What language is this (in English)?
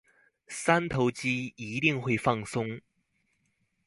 Chinese